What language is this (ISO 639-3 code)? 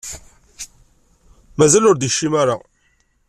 kab